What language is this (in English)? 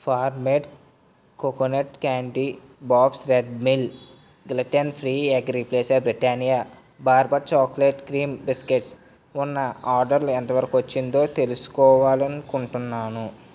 Telugu